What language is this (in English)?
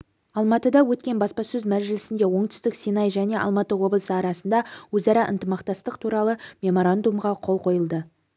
Kazakh